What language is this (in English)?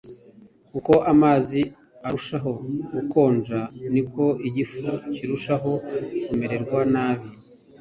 Kinyarwanda